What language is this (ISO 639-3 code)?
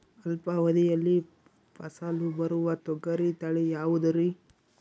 kan